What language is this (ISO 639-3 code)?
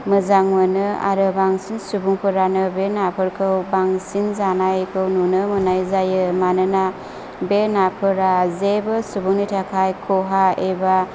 brx